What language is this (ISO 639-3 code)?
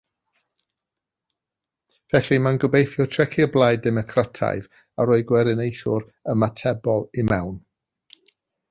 cym